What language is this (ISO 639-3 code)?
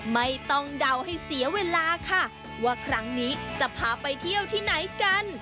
tha